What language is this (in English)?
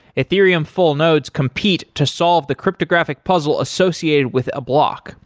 English